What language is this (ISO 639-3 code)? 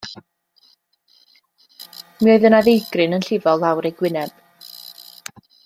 cym